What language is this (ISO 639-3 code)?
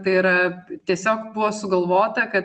lit